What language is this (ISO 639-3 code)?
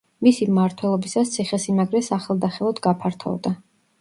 kat